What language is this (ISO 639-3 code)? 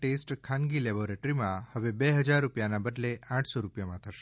guj